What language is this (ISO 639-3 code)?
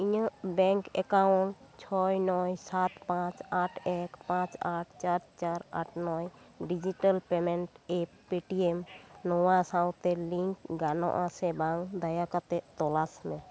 sat